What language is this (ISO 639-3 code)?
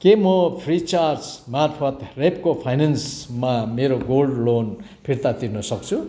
nep